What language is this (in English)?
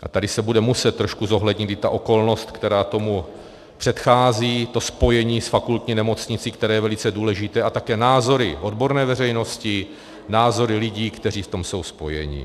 Czech